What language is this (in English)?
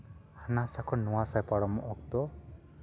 Santali